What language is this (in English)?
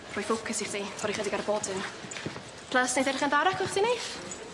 Welsh